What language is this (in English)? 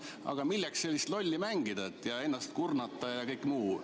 Estonian